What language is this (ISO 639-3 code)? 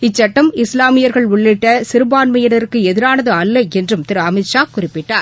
tam